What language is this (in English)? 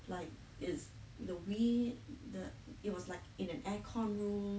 English